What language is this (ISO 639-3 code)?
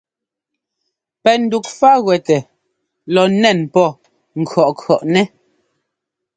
jgo